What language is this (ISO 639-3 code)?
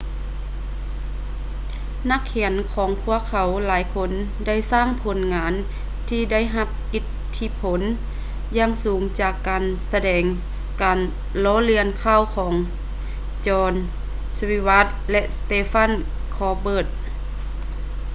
lao